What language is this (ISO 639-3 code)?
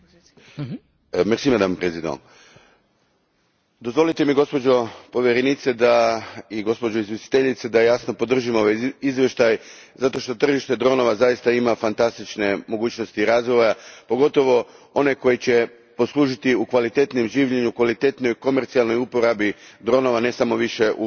hrv